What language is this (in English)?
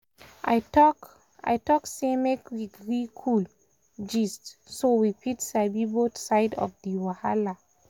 Nigerian Pidgin